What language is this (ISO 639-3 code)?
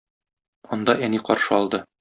tat